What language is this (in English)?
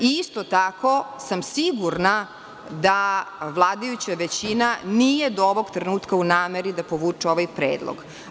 Serbian